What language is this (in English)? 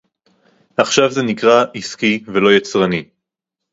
Hebrew